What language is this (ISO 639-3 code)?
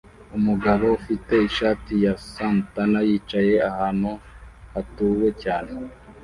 kin